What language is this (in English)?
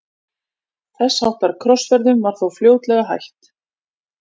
Icelandic